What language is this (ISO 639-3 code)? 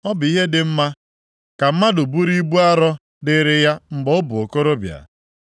ibo